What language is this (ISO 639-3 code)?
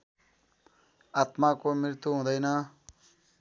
nep